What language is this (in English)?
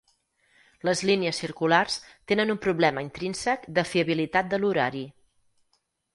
Catalan